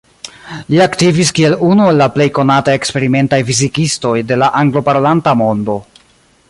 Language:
Esperanto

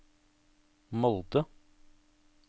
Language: Norwegian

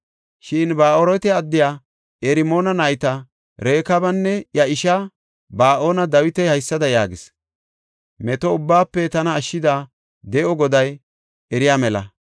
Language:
Gofa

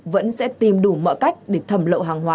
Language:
Vietnamese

